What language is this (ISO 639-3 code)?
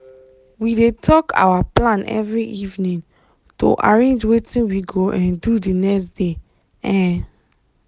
pcm